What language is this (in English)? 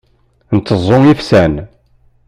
Kabyle